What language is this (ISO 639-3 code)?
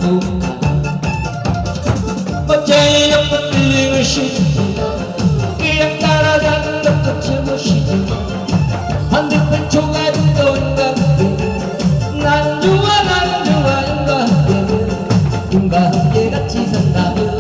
kor